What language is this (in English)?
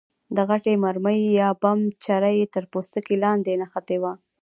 Pashto